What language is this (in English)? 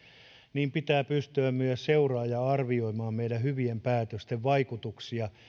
Finnish